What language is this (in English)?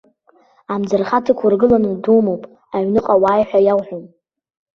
Abkhazian